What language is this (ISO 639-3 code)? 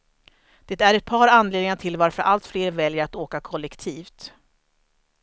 swe